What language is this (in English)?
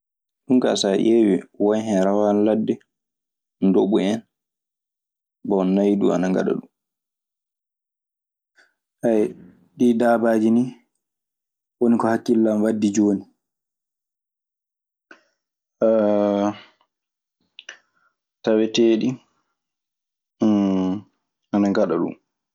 Maasina Fulfulde